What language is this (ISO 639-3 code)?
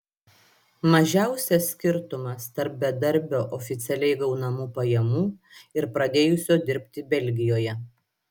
lit